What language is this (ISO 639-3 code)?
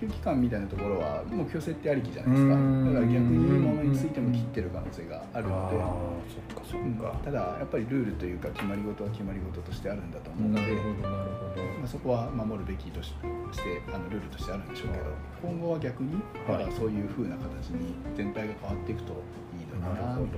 jpn